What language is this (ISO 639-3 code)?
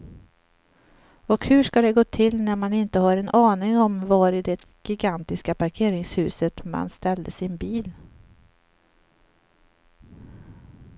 swe